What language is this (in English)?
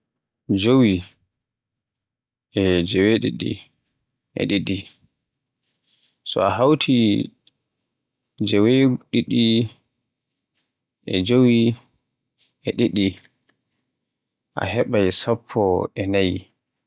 Borgu Fulfulde